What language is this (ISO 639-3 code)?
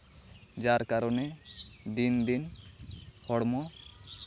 sat